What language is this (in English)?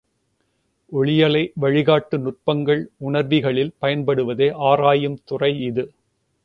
Tamil